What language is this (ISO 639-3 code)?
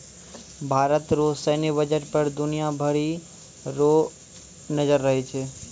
mai